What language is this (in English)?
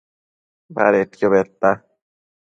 Matsés